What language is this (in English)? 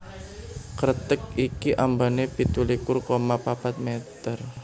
Javanese